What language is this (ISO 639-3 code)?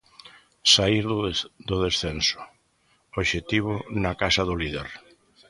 glg